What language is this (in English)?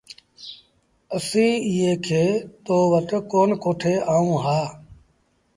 Sindhi Bhil